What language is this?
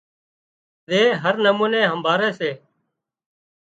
Wadiyara Koli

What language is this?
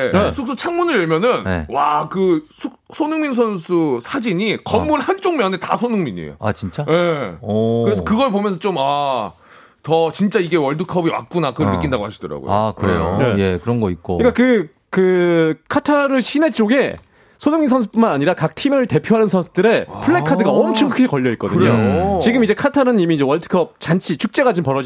Korean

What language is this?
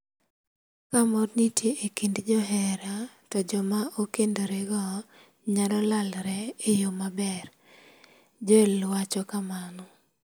Luo (Kenya and Tanzania)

